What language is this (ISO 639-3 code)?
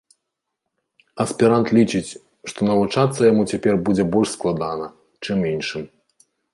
bel